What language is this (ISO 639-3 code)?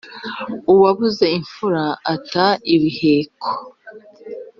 kin